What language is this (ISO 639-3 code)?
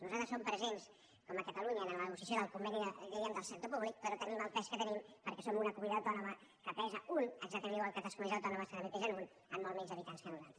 cat